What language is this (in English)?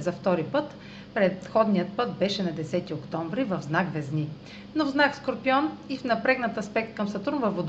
Bulgarian